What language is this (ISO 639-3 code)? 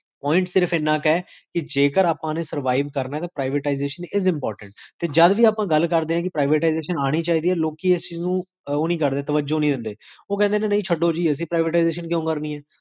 pan